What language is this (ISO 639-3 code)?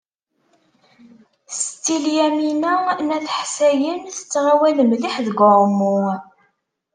kab